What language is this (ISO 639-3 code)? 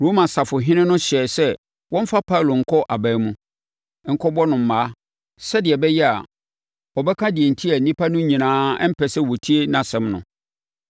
aka